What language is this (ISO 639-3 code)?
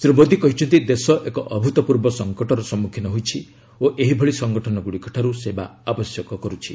ori